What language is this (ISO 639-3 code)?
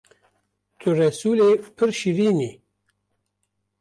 kur